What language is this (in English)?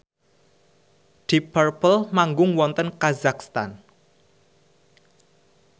Javanese